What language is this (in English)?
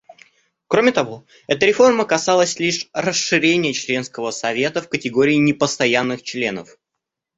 Russian